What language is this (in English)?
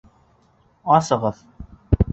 Bashkir